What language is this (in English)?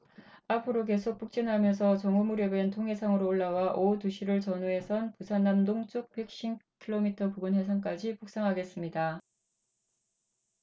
Korean